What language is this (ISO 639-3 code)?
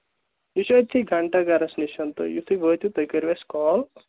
kas